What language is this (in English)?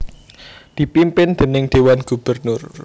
Javanese